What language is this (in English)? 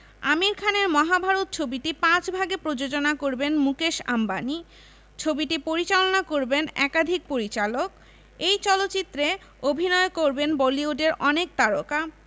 Bangla